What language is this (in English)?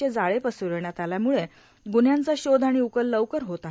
Marathi